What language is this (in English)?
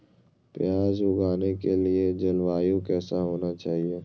Magahi